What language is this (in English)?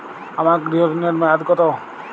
Bangla